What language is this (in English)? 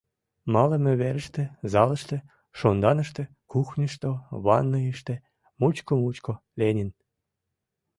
Mari